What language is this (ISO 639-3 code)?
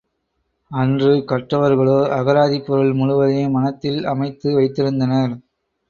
tam